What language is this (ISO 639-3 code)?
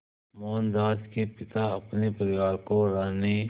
hin